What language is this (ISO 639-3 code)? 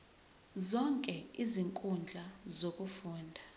zul